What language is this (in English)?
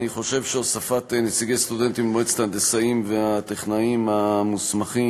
Hebrew